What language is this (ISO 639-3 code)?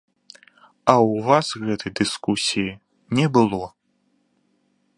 bel